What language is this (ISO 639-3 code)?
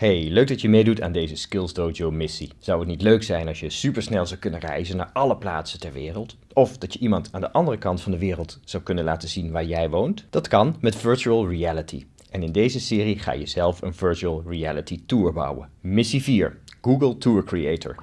nld